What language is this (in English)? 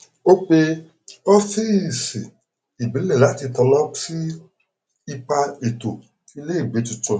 Yoruba